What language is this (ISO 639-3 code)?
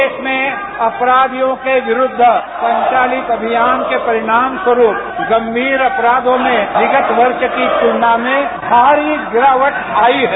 hin